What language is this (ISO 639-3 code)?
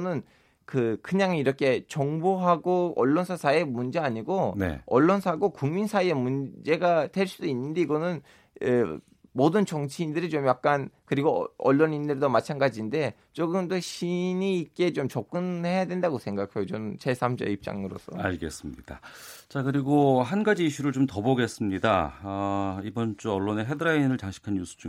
kor